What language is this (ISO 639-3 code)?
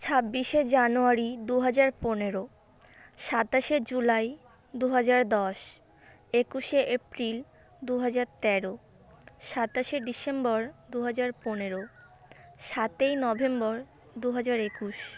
ben